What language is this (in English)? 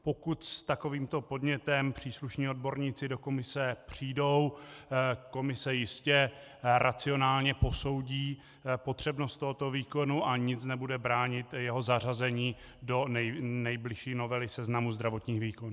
Czech